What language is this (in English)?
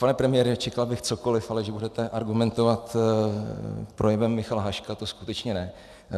Czech